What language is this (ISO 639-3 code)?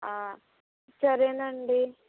tel